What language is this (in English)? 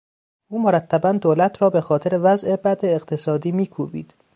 Persian